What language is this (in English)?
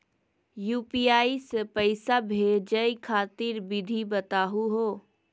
Magahi